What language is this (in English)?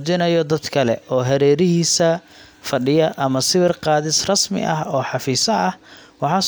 Somali